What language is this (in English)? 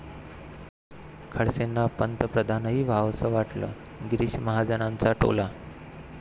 Marathi